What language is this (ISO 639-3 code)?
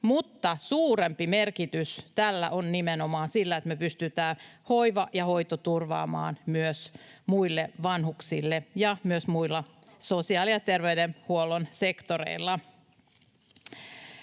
fin